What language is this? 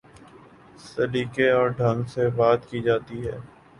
Urdu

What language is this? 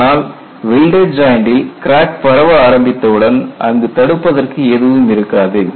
Tamil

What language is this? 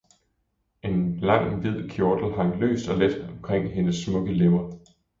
Danish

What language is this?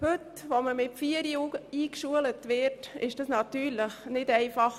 Swiss German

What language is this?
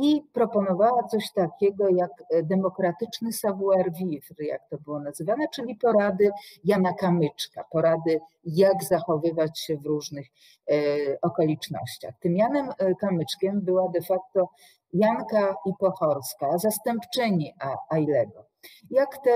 Polish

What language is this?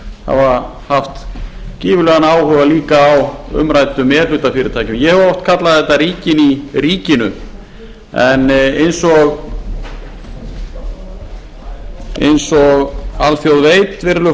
Icelandic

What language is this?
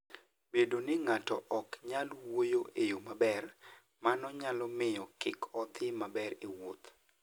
Luo (Kenya and Tanzania)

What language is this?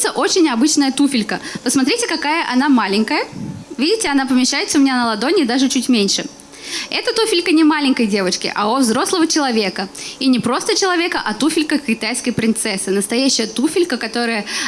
Russian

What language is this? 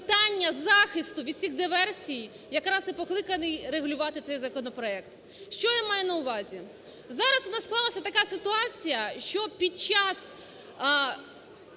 Ukrainian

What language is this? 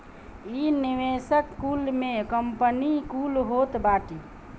Bhojpuri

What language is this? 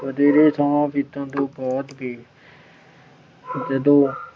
Punjabi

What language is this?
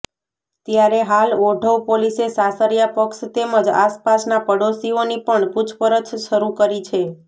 Gujarati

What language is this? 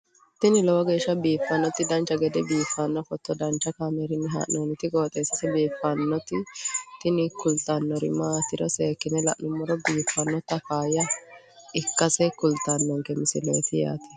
Sidamo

